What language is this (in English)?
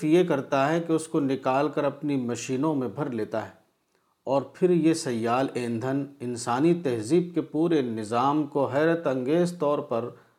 Urdu